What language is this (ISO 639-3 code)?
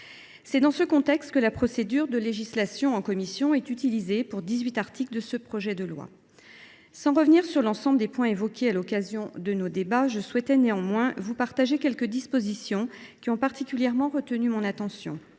fra